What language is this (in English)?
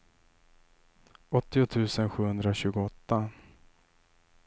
Swedish